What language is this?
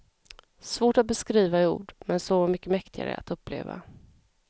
Swedish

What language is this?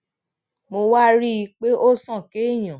Yoruba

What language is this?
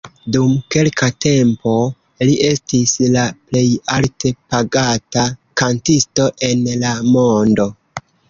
Esperanto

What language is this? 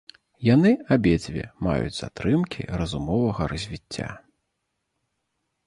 Belarusian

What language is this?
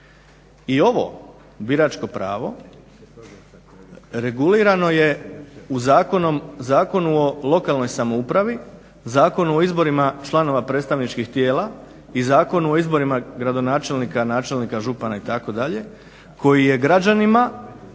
Croatian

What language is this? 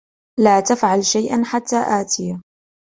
Arabic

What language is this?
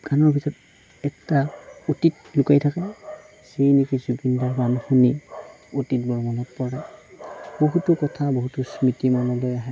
Assamese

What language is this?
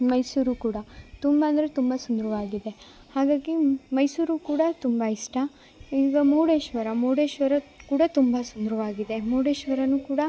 Kannada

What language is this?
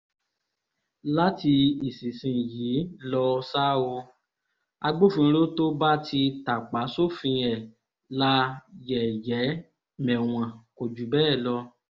Yoruba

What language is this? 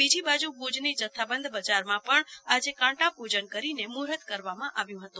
Gujarati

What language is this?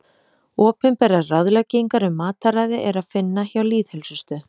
Icelandic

